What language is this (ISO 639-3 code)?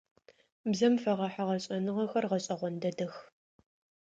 ady